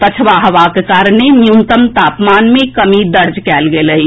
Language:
Maithili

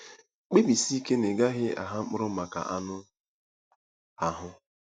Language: Igbo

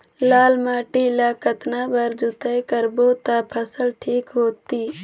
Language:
Chhattisgarhi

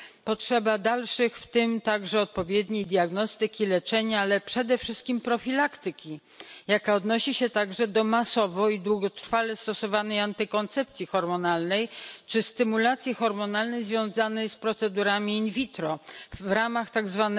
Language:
Polish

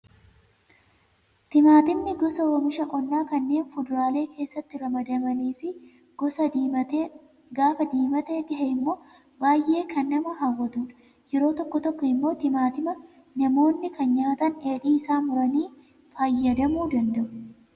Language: Oromo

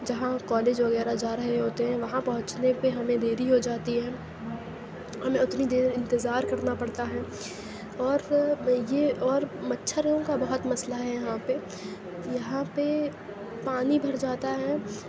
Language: Urdu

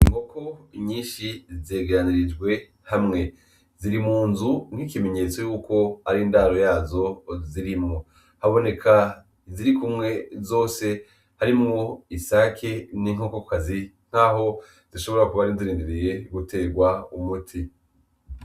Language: Rundi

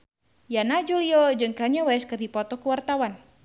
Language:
Sundanese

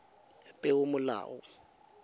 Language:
Tswana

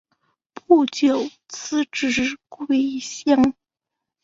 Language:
Chinese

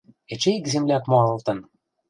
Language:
Western Mari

